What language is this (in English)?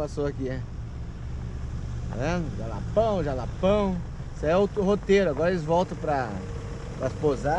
Portuguese